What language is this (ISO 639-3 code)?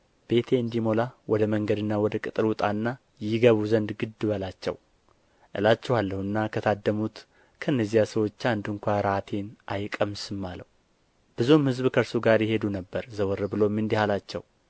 amh